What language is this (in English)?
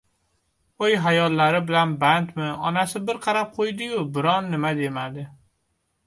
Uzbek